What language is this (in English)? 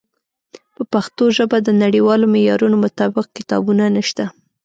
Pashto